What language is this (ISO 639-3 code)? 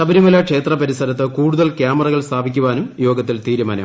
mal